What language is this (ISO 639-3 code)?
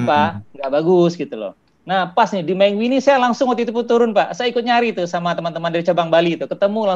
ind